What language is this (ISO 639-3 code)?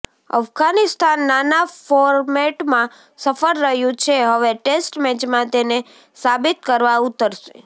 guj